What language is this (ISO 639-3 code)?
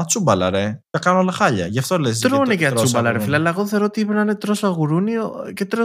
ell